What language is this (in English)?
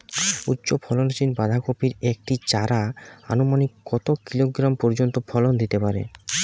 Bangla